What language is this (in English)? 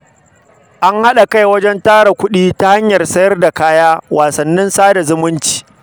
Hausa